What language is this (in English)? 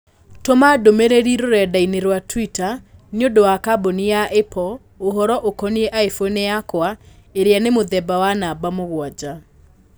Kikuyu